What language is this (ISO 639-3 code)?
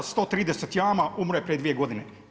hrv